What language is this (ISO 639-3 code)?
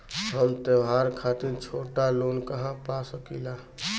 bho